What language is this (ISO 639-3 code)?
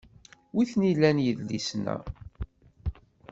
kab